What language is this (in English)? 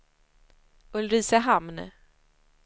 Swedish